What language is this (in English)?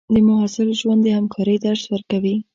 Pashto